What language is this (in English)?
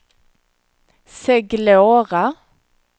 Swedish